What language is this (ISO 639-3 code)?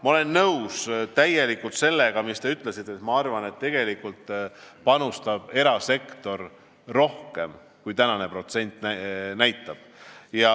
est